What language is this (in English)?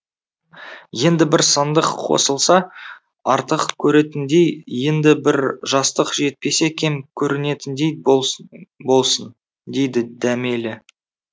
Kazakh